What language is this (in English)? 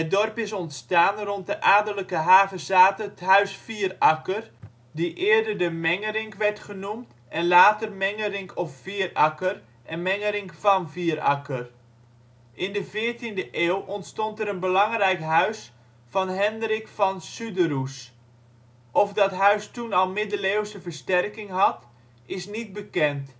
Dutch